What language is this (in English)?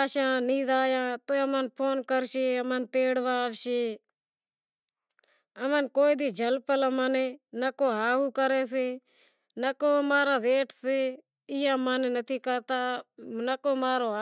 Wadiyara Koli